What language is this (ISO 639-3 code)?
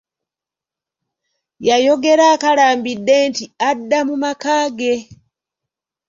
lug